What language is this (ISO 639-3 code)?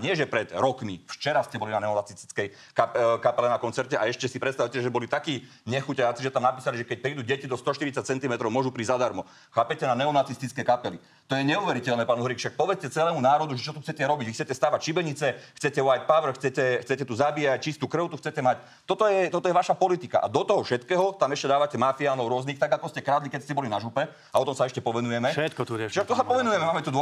slk